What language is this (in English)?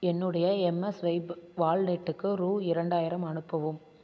Tamil